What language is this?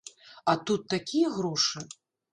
Belarusian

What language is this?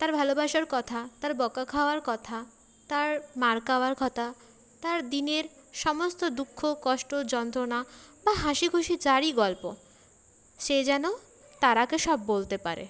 Bangla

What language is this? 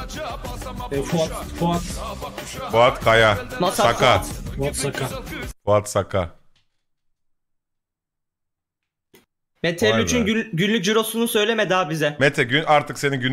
Turkish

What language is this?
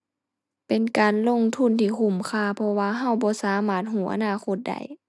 Thai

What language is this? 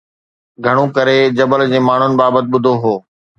Sindhi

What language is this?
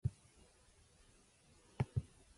English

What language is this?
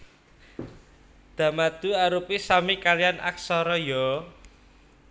Javanese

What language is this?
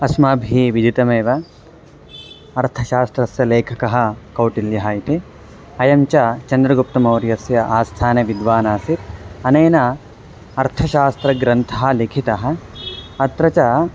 Sanskrit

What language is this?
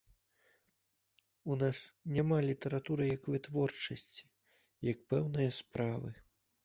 Belarusian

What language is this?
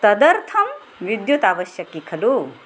Sanskrit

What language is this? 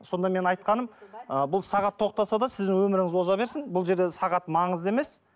Kazakh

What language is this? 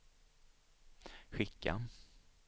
Swedish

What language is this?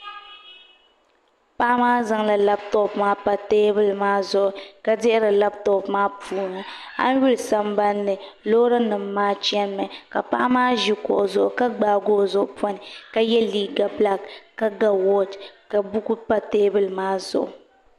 Dagbani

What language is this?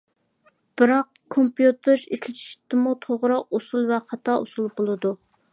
Uyghur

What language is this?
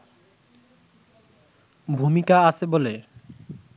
Bangla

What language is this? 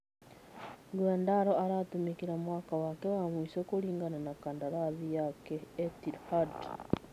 Kikuyu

